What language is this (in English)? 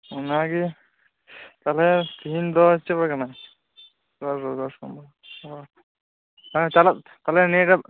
Santali